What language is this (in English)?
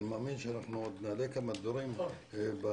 Hebrew